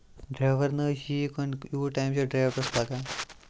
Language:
Kashmiri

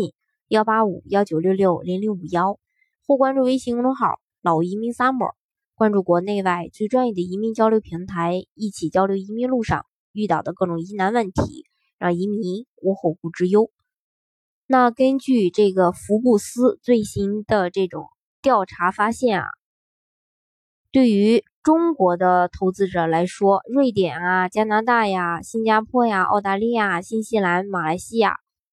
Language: Chinese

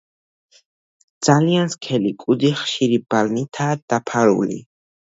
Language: Georgian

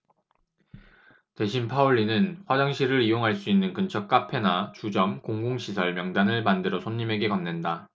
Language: Korean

